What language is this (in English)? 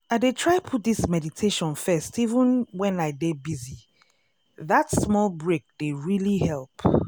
Nigerian Pidgin